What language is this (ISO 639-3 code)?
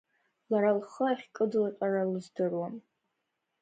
abk